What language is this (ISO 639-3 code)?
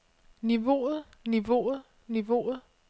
dan